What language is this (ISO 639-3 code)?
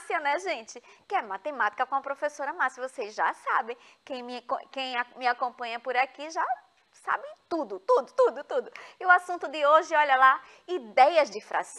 por